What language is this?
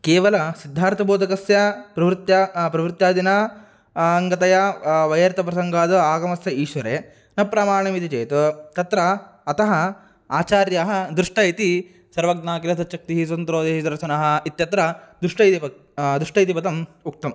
Sanskrit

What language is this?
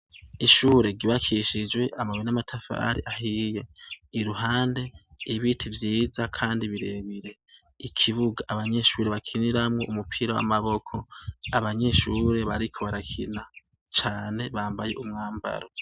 Rundi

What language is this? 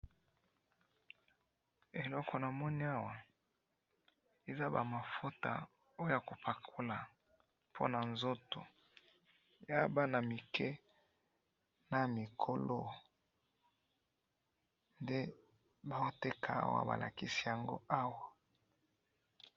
Lingala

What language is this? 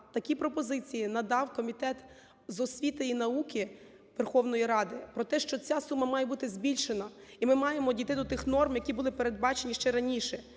Ukrainian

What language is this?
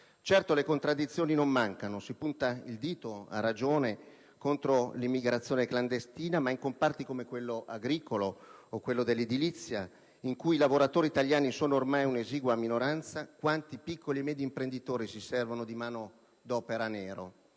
Italian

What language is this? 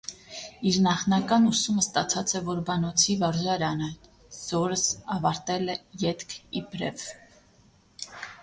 Armenian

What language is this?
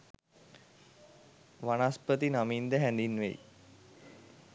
Sinhala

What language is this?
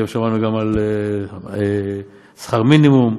Hebrew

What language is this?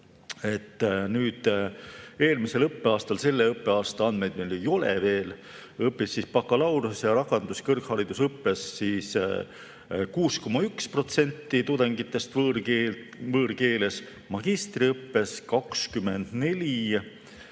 Estonian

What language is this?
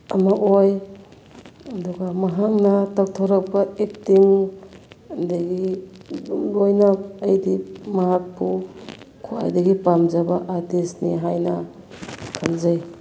Manipuri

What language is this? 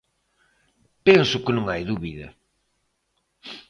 Galician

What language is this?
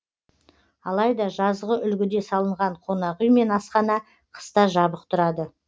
Kazakh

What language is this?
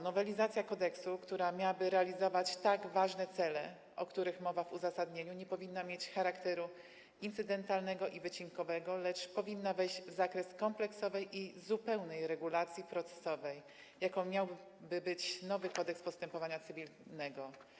Polish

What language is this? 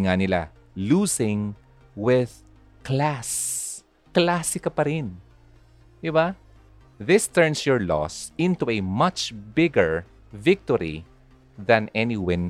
Filipino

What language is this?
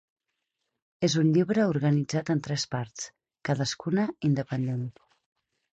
Catalan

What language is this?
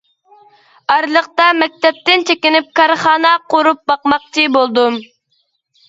Uyghur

